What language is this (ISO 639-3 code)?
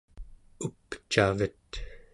esu